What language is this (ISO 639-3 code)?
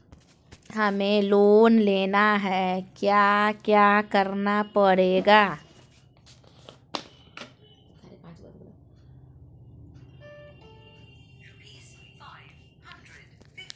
mag